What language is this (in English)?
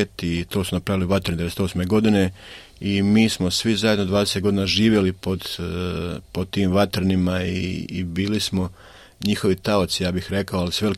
Croatian